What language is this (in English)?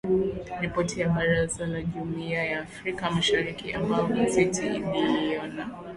Swahili